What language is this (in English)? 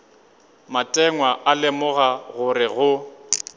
Northern Sotho